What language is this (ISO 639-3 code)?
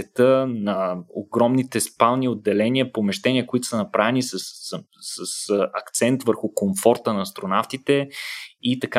bul